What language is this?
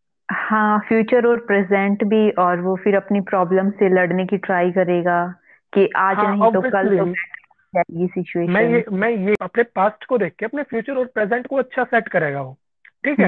Hindi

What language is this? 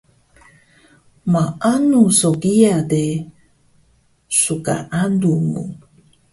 Taroko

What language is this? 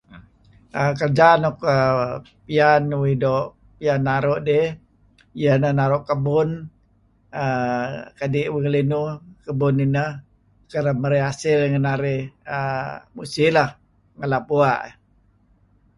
Kelabit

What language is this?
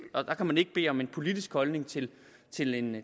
Danish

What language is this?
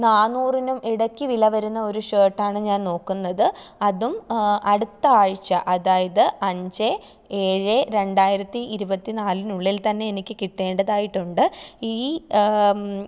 Malayalam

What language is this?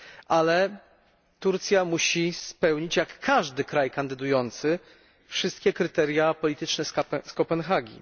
Polish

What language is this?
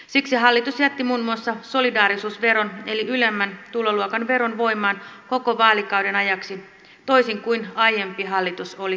Finnish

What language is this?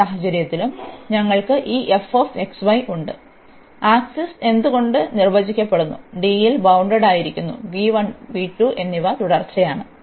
Malayalam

